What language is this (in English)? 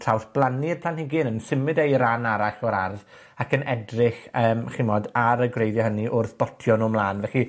Welsh